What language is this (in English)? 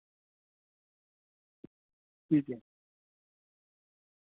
Urdu